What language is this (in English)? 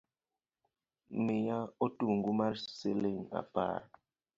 Luo (Kenya and Tanzania)